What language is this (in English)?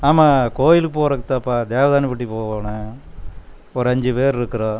Tamil